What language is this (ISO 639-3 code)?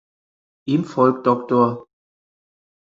deu